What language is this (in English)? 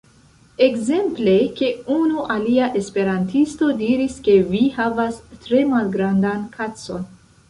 Esperanto